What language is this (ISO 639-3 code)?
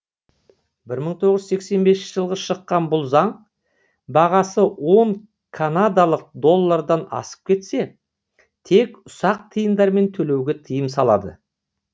kaz